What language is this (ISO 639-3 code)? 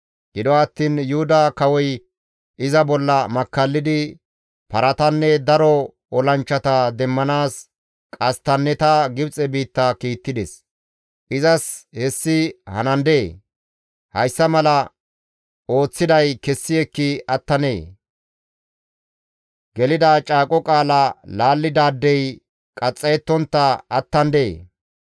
gmv